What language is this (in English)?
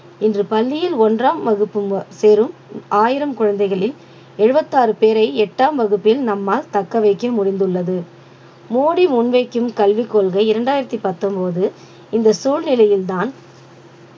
Tamil